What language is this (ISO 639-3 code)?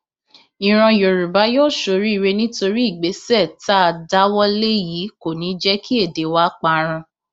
yor